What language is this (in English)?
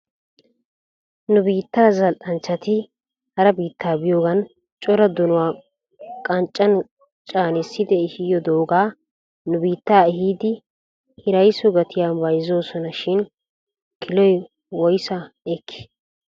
Wolaytta